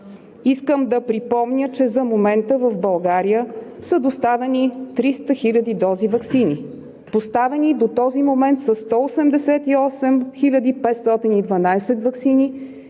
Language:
Bulgarian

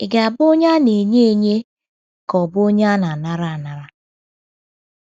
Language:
Igbo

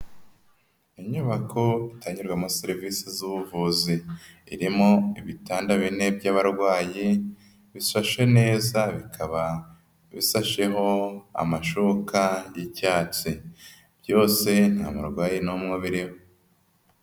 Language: Kinyarwanda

